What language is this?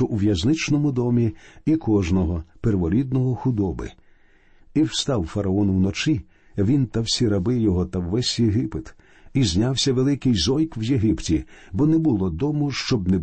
Ukrainian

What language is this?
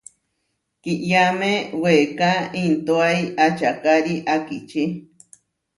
Huarijio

